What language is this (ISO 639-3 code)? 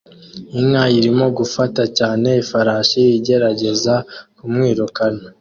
kin